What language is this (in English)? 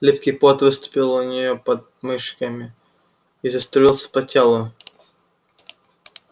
Russian